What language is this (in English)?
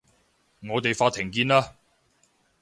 Cantonese